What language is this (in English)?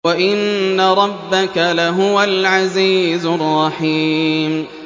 Arabic